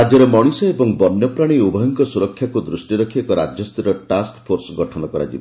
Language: Odia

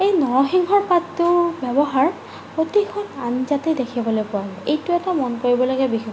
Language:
Assamese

